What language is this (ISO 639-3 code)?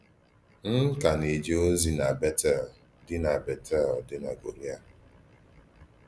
ibo